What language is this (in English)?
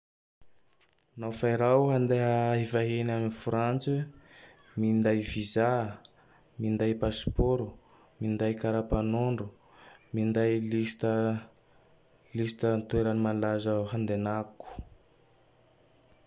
Tandroy-Mahafaly Malagasy